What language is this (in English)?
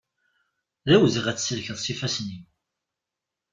Kabyle